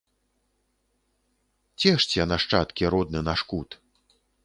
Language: Belarusian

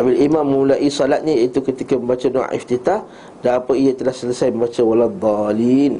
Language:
Malay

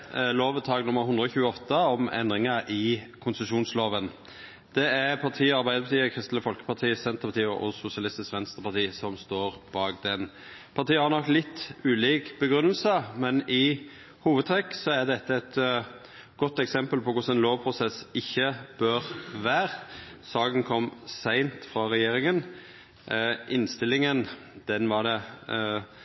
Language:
Norwegian Nynorsk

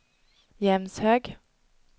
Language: Swedish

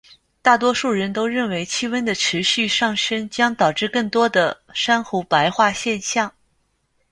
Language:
Chinese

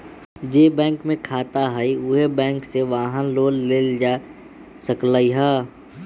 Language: Magahi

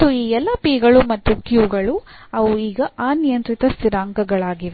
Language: Kannada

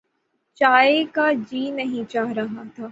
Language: Urdu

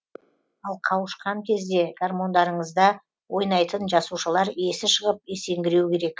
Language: Kazakh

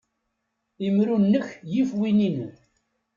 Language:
Kabyle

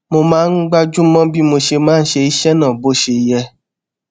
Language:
Yoruba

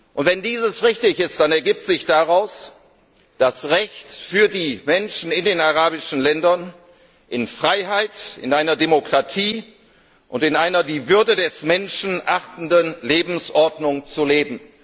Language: German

